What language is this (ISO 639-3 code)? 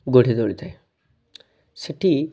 ori